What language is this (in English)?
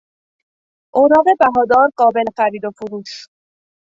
Persian